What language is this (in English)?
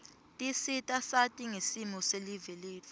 Swati